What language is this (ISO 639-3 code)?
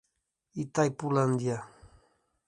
por